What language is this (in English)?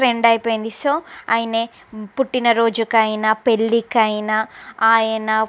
Telugu